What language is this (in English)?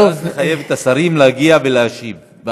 Hebrew